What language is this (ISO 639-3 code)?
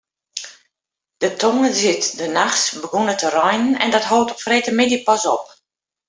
fry